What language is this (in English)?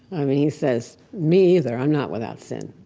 English